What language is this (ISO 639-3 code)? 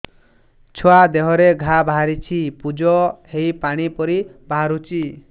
ori